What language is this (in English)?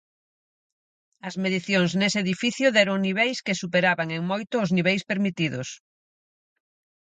Galician